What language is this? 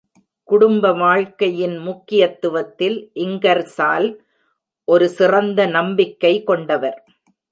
Tamil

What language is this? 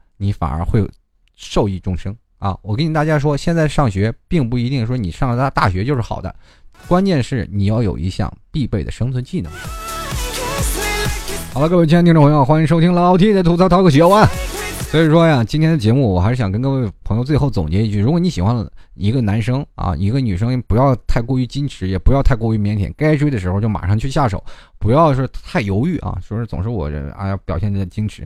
Chinese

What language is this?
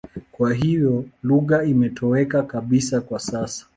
Swahili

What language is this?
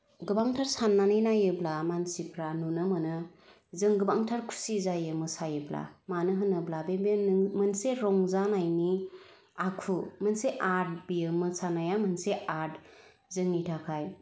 Bodo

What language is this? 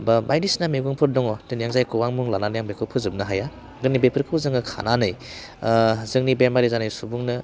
Bodo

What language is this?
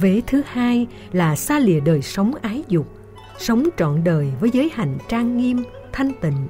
Vietnamese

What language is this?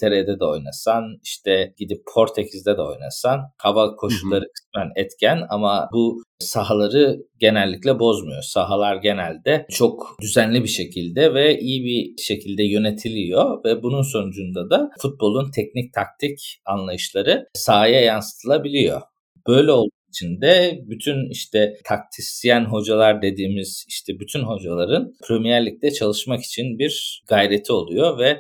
Turkish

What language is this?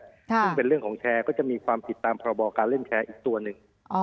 Thai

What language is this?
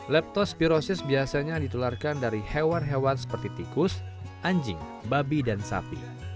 Indonesian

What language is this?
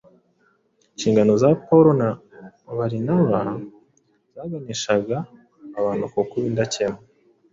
Kinyarwanda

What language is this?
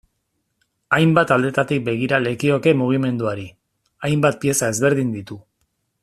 Basque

